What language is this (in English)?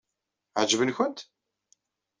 Kabyle